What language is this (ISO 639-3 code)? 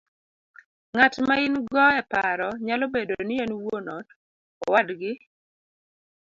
luo